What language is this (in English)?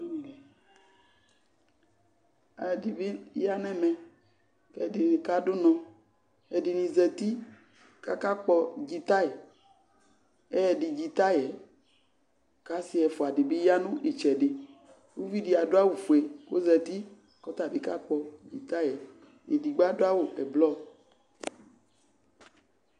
Ikposo